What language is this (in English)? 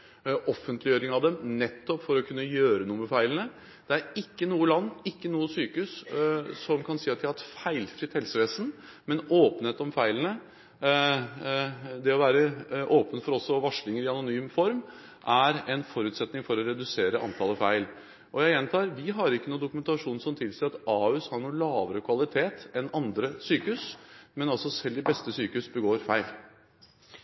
Norwegian Bokmål